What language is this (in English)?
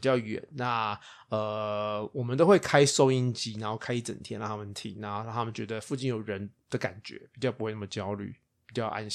Chinese